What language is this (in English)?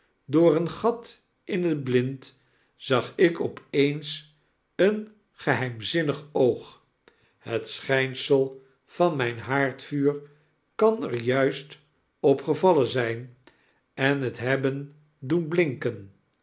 Dutch